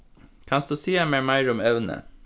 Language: Faroese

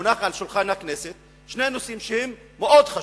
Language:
Hebrew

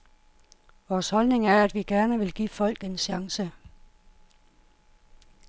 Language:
Danish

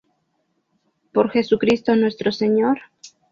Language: Spanish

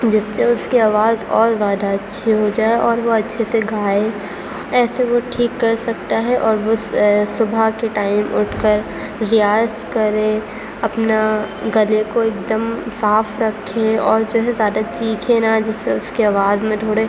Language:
Urdu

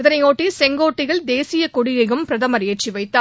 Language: Tamil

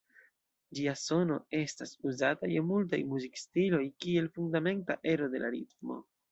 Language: Esperanto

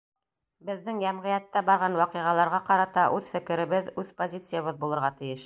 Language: Bashkir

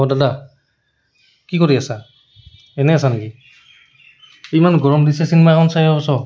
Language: Assamese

